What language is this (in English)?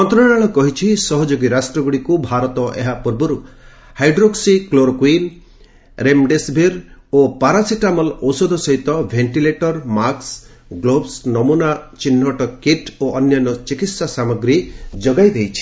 Odia